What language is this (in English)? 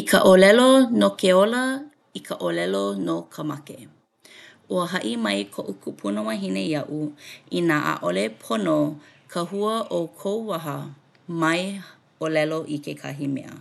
Hawaiian